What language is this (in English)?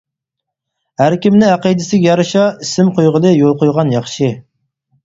Uyghur